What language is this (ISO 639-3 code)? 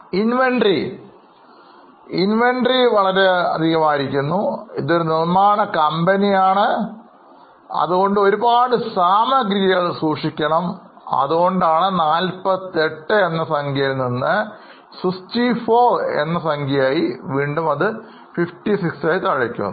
mal